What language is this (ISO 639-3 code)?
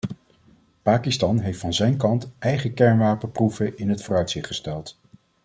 nld